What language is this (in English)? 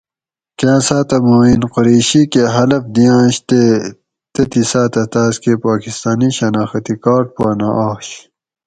Gawri